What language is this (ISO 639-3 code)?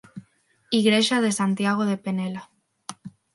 glg